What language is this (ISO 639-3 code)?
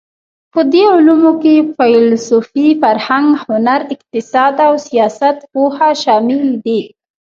pus